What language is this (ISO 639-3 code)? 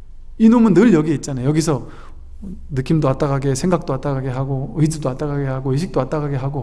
kor